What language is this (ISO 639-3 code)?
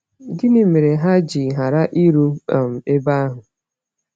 ibo